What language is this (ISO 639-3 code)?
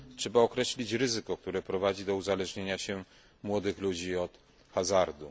pol